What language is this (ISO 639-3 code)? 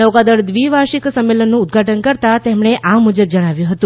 guj